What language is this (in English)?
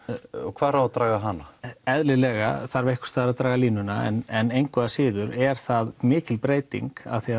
Icelandic